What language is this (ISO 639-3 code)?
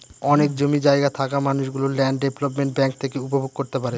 ben